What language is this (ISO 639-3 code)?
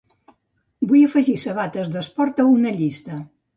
cat